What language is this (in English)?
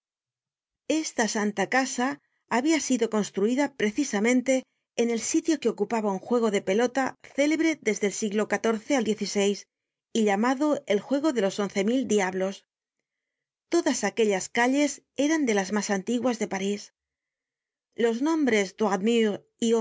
Spanish